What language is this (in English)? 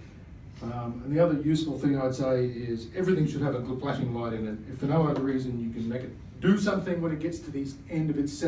English